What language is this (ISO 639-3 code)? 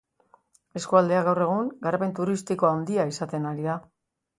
eus